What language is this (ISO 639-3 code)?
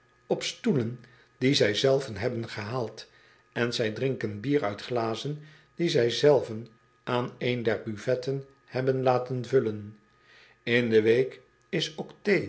nld